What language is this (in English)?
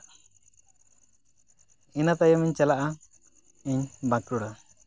Santali